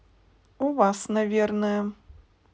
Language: Russian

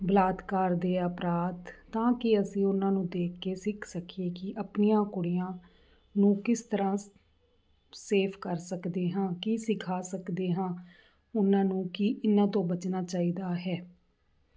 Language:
Punjabi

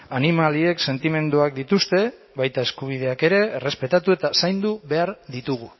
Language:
Basque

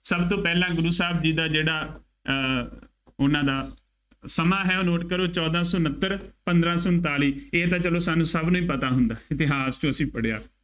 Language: Punjabi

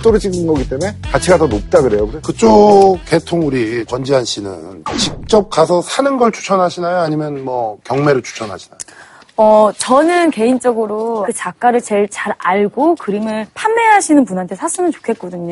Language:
Korean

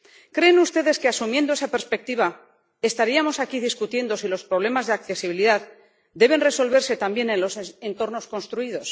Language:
Spanish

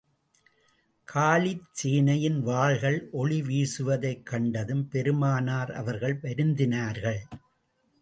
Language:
Tamil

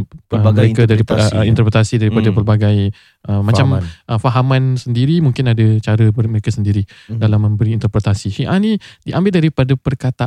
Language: Malay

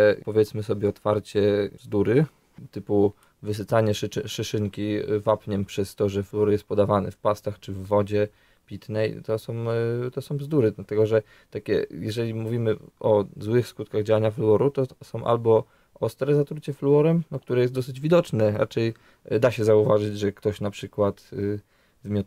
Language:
Polish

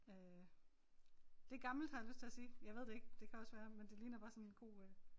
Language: Danish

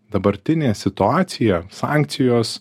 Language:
Lithuanian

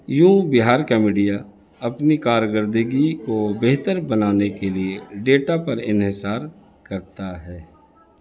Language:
Urdu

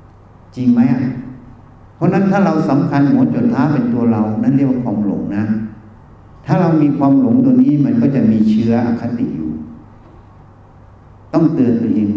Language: Thai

